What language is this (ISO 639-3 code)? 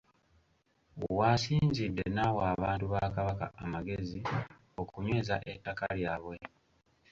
lug